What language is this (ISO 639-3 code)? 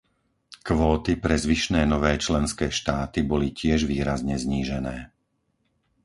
slk